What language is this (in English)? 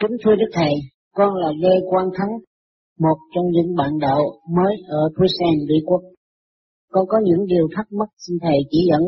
Vietnamese